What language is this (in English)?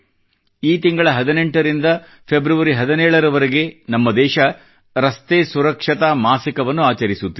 Kannada